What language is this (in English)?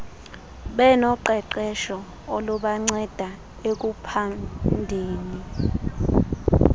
Xhosa